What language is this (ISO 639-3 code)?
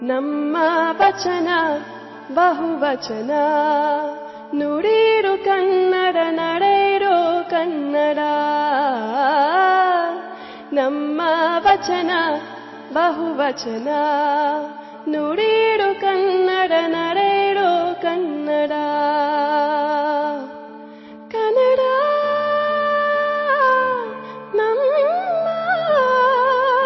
mal